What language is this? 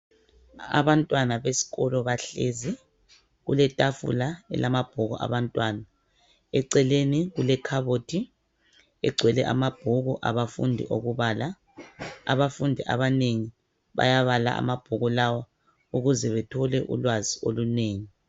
North Ndebele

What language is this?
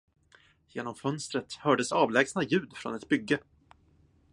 Swedish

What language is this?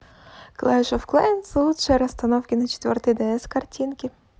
Russian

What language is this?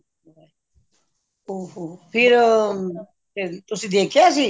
Punjabi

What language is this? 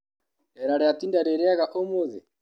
Kikuyu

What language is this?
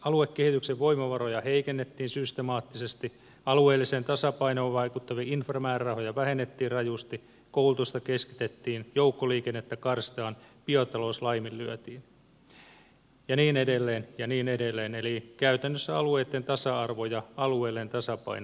Finnish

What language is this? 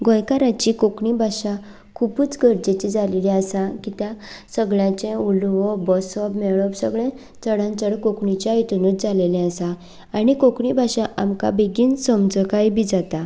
Konkani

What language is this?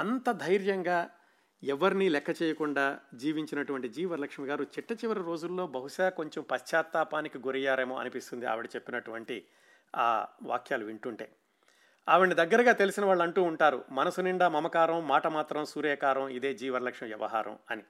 Telugu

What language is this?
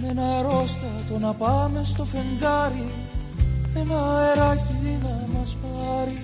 Greek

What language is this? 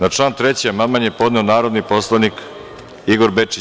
Serbian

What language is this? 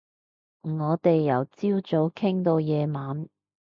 Cantonese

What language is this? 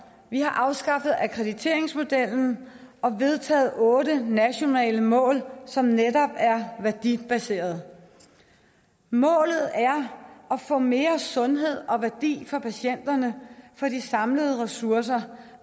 Danish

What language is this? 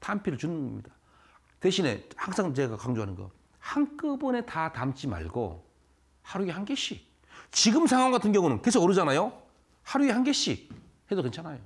Korean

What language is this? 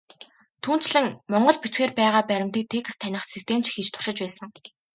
Mongolian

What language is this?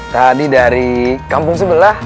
Indonesian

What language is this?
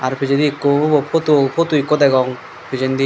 Chakma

